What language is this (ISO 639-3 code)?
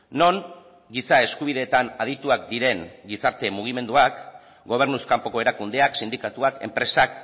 eus